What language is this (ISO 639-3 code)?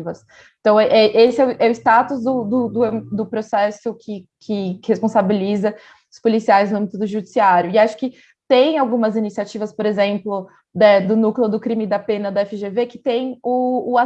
por